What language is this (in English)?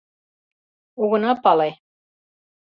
Mari